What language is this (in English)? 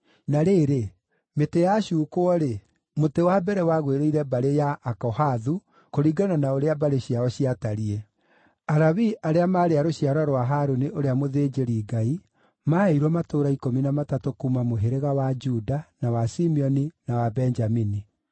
Kikuyu